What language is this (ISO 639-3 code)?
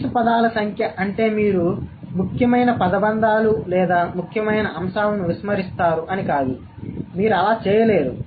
tel